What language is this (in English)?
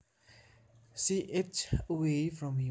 Javanese